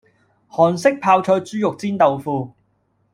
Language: Cantonese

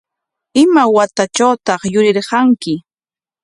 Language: Corongo Ancash Quechua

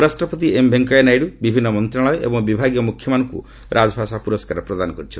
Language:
Odia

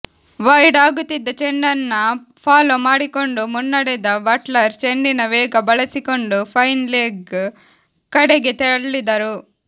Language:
Kannada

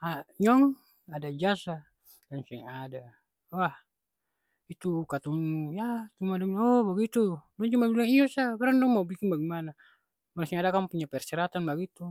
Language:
Ambonese Malay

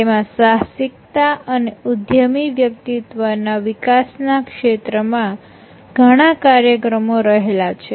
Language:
Gujarati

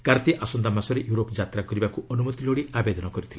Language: Odia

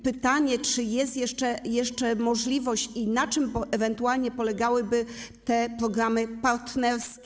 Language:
Polish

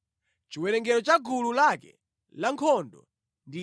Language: Nyanja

